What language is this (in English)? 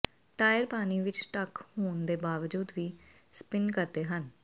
Punjabi